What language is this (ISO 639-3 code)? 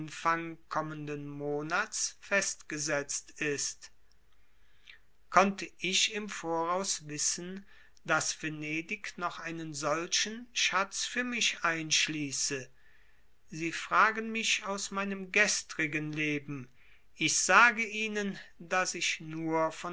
deu